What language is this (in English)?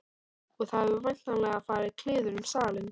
Icelandic